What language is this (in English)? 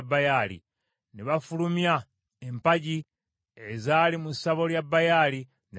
Ganda